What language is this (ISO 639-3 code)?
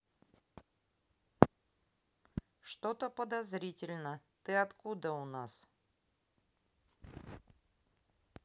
rus